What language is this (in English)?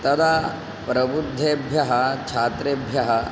Sanskrit